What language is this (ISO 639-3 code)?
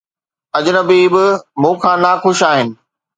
snd